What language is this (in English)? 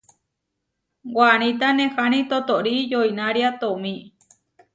Huarijio